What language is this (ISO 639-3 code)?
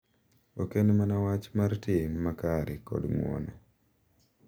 luo